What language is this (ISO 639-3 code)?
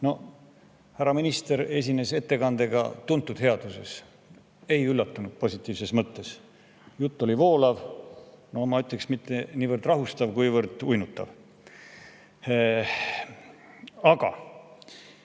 est